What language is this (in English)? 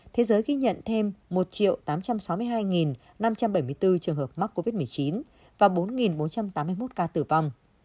Vietnamese